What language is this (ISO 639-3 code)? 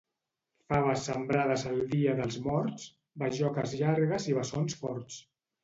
cat